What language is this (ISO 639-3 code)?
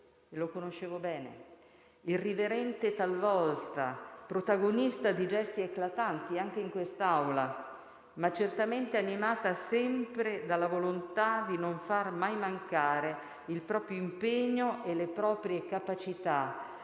ita